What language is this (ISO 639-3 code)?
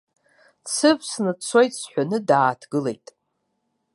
abk